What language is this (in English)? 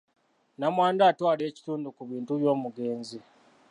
Ganda